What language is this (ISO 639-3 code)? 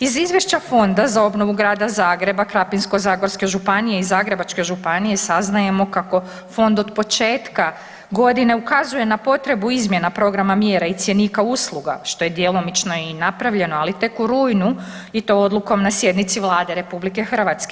hrv